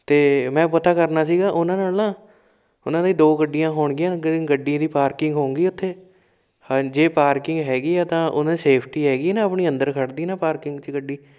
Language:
Punjabi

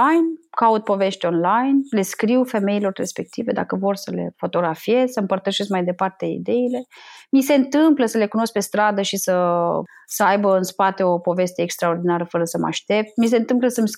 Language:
Romanian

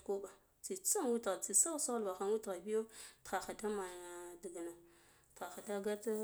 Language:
Guduf-Gava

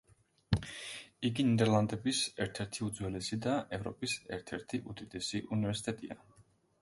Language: Georgian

